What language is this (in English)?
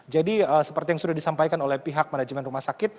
Indonesian